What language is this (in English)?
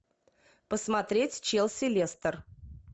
Russian